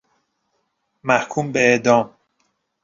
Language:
Persian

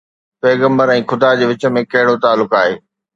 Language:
Sindhi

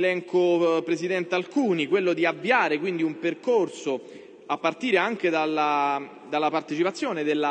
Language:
Italian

